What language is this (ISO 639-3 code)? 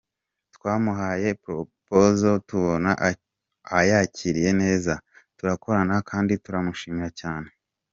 kin